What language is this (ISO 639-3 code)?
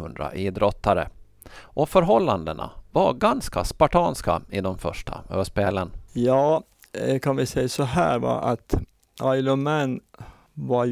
swe